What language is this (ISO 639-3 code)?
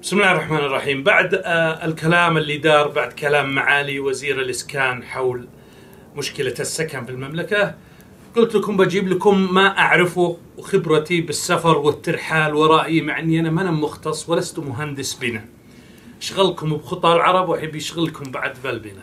ara